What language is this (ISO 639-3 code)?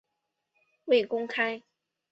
zho